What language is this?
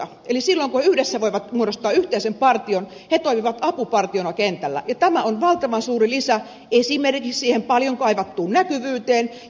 Finnish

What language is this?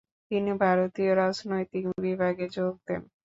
Bangla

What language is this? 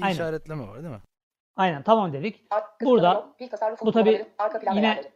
Turkish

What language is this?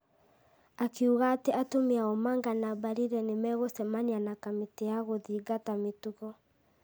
Kikuyu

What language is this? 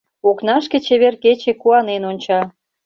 Mari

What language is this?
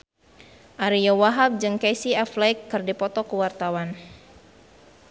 Sundanese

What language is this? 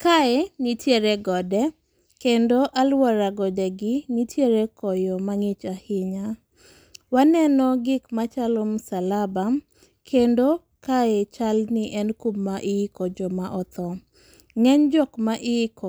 Luo (Kenya and Tanzania)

